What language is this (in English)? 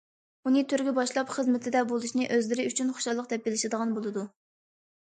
Uyghur